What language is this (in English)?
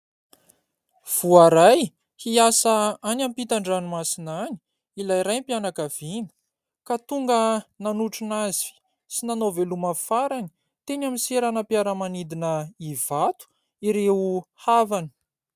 Malagasy